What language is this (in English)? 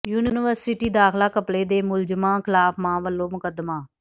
Punjabi